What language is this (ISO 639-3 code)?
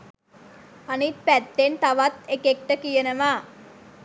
sin